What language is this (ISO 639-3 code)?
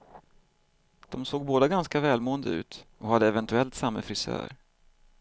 swe